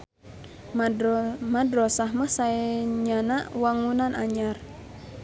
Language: Sundanese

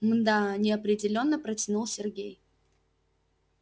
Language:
Russian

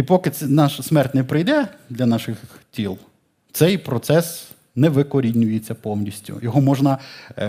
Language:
Ukrainian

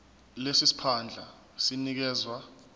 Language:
Zulu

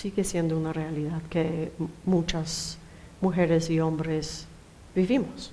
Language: Spanish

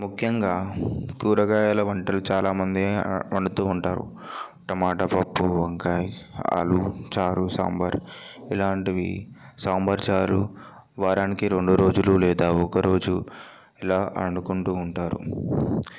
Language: Telugu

